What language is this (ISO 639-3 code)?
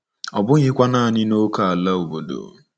ibo